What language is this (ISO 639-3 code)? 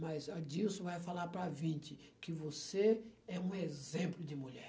por